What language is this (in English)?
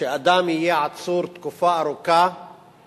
Hebrew